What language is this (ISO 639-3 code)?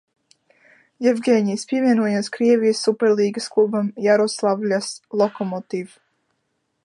lav